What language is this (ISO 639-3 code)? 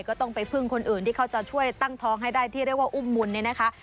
tha